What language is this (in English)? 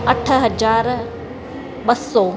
Sindhi